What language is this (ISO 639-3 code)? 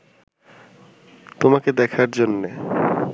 ben